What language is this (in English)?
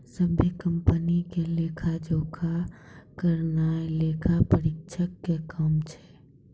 Maithili